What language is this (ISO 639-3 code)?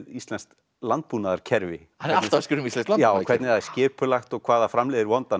isl